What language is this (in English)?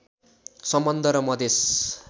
Nepali